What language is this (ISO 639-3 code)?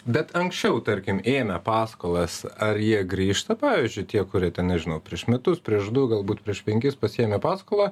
lit